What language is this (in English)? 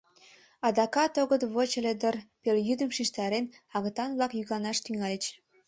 Mari